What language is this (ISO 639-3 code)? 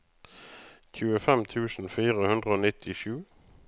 nor